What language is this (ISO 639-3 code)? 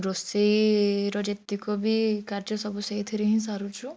ori